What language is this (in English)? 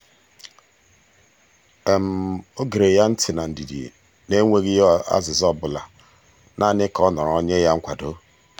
Igbo